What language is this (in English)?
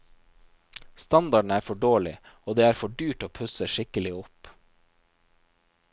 Norwegian